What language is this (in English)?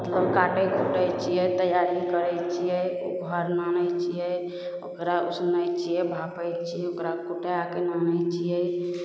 Maithili